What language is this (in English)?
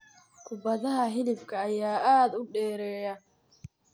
Somali